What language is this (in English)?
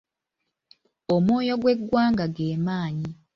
Ganda